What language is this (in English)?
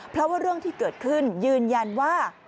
Thai